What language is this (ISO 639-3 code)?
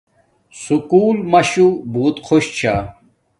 dmk